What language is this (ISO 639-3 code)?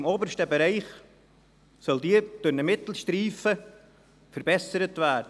gsw